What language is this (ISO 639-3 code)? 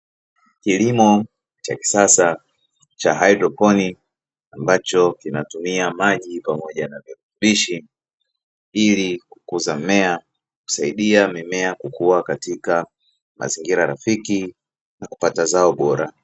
swa